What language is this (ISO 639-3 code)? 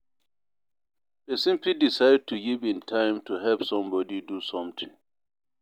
pcm